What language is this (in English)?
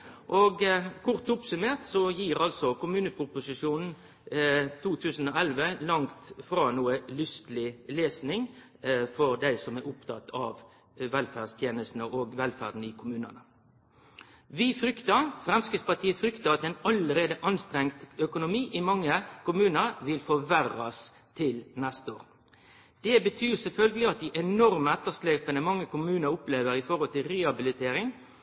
Norwegian Nynorsk